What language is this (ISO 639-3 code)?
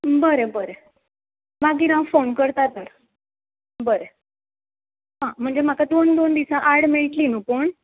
kok